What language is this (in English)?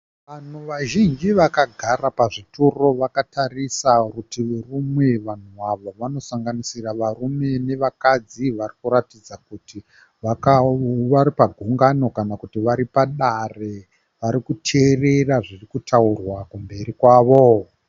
Shona